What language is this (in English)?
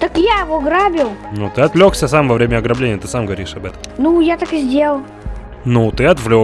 Russian